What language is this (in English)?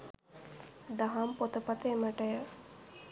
Sinhala